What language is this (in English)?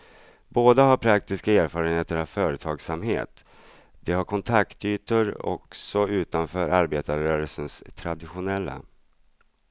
Swedish